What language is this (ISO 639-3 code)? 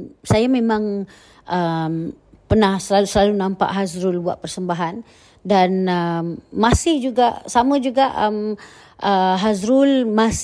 msa